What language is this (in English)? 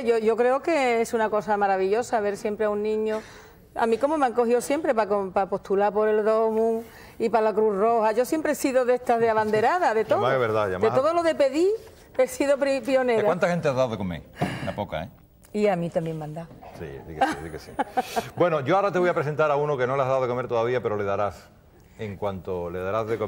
Spanish